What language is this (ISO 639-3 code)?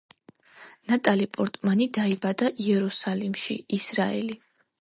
kat